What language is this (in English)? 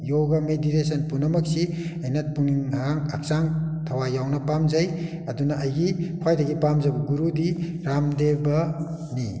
Manipuri